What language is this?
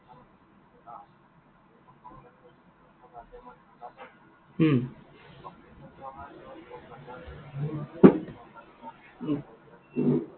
Assamese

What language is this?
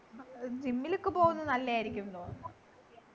Malayalam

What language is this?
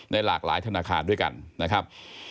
Thai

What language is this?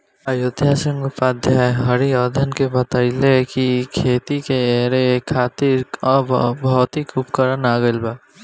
Bhojpuri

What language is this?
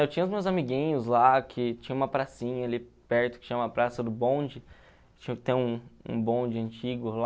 Portuguese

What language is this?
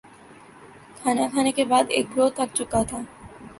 Urdu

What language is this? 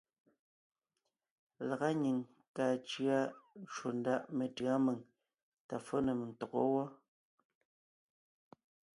Ngiemboon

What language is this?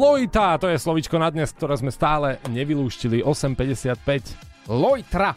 Slovak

